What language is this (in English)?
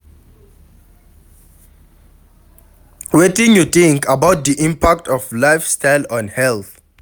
Nigerian Pidgin